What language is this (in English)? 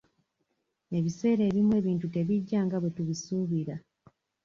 Ganda